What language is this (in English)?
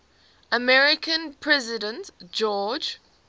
English